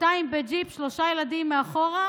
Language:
Hebrew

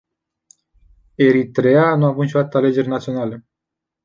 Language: Romanian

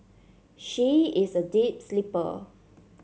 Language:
English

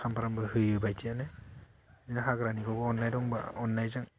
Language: Bodo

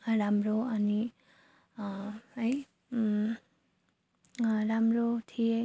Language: Nepali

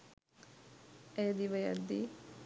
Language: Sinhala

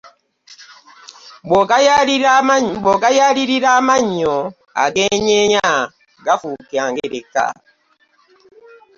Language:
Ganda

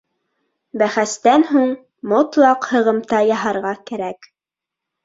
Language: Bashkir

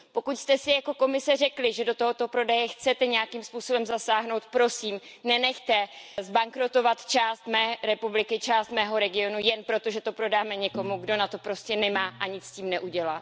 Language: Czech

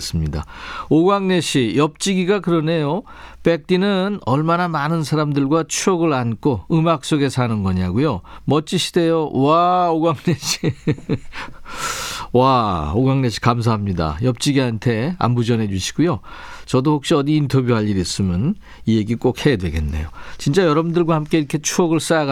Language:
Korean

